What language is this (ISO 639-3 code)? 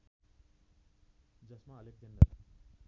nep